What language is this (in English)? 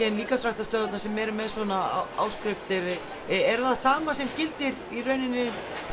Icelandic